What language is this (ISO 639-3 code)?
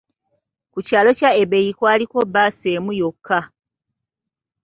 lug